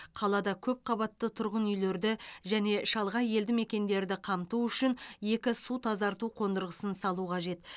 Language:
Kazakh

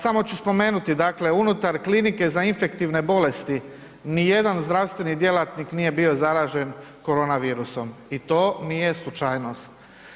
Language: Croatian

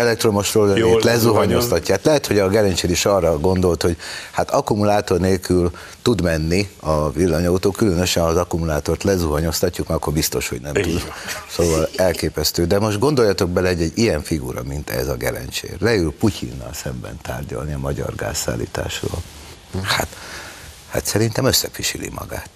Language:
Hungarian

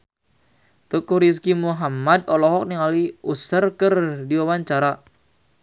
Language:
Sundanese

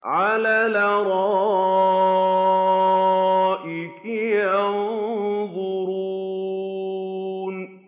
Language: Arabic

